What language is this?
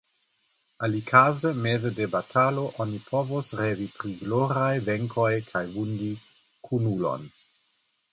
Esperanto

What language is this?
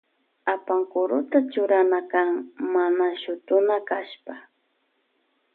Loja Highland Quichua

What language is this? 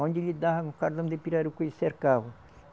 Portuguese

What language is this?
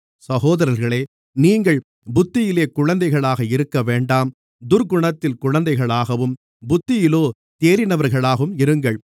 Tamil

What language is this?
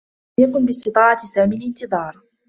Arabic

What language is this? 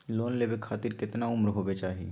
Magahi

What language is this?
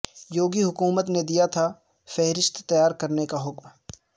Urdu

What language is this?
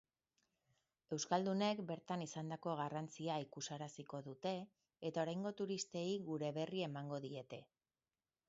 Basque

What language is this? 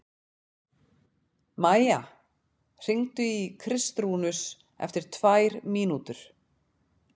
Icelandic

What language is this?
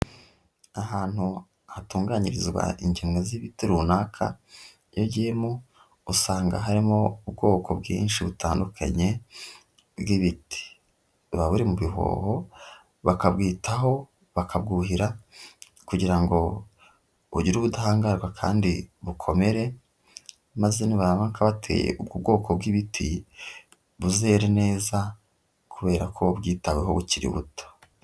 Kinyarwanda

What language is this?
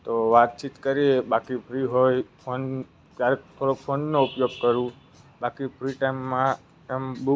Gujarati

